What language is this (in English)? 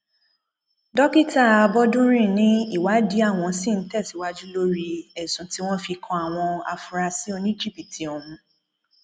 Yoruba